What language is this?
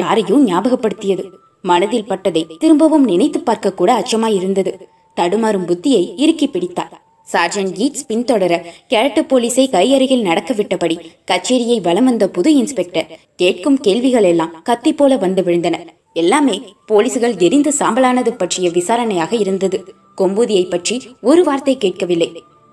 Tamil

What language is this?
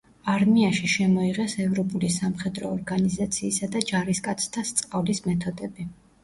Georgian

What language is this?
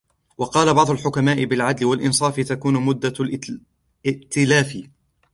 Arabic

